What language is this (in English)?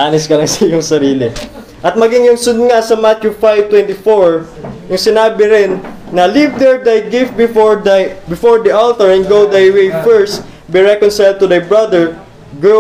Filipino